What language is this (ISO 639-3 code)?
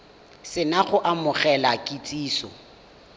tsn